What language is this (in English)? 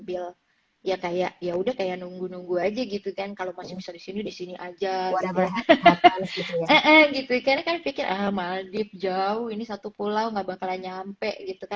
Indonesian